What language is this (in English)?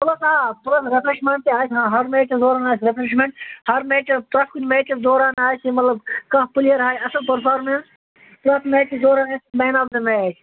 Kashmiri